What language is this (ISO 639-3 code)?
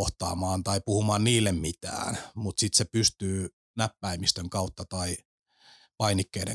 fin